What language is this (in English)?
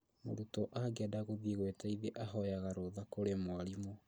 Kikuyu